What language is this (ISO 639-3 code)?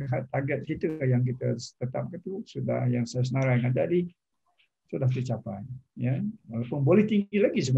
msa